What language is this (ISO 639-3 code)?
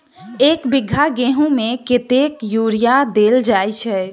mai